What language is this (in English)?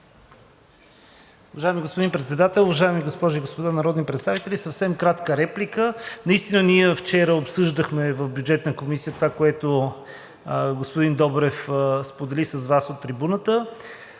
Bulgarian